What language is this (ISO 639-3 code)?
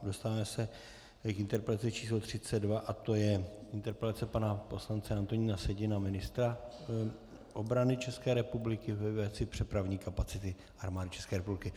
ces